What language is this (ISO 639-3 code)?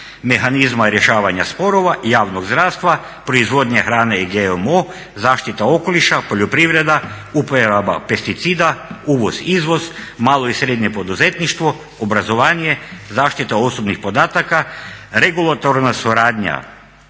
hrv